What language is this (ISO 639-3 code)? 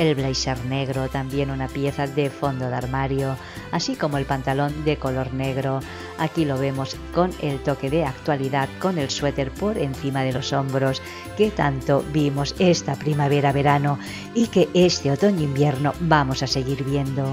spa